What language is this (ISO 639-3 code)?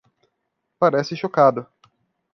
por